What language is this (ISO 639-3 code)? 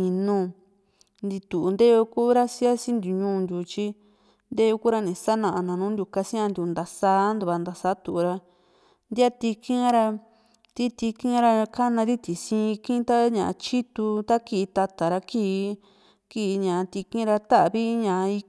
vmc